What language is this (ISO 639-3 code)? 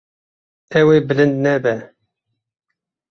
kur